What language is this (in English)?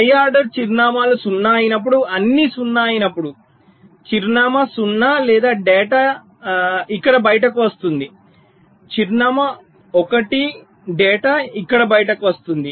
Telugu